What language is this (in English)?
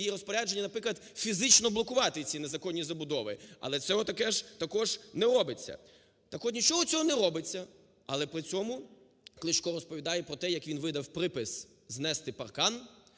Ukrainian